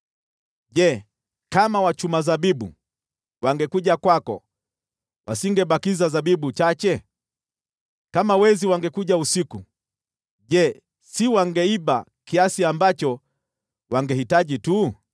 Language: Swahili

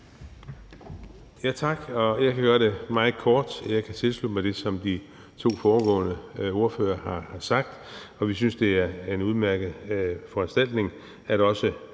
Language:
Danish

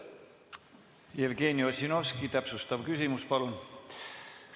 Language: Estonian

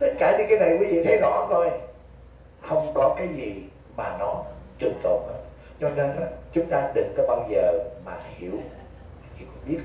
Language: Vietnamese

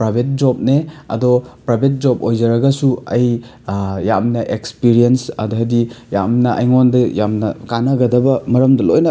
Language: Manipuri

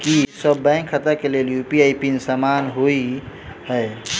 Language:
Maithili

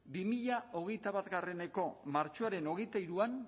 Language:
Basque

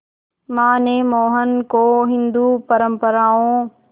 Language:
Hindi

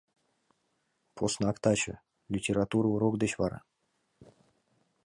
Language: Mari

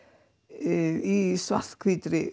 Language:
Icelandic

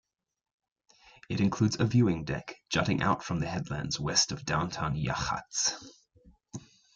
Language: English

